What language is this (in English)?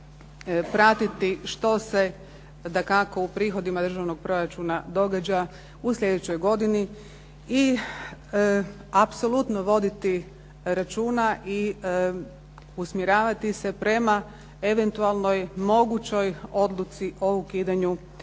Croatian